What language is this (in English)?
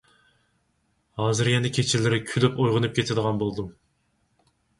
Uyghur